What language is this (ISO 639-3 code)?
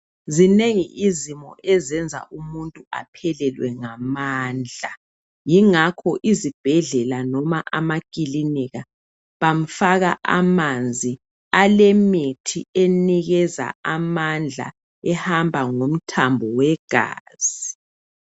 nde